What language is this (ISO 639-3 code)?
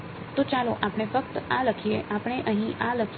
guj